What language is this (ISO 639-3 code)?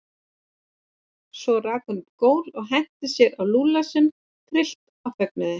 isl